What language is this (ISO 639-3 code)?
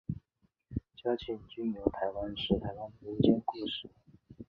zho